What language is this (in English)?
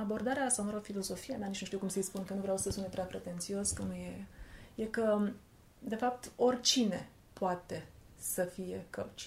Romanian